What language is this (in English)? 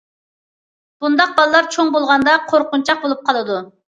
Uyghur